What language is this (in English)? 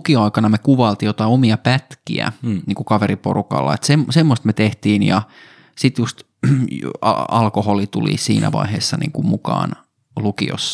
Finnish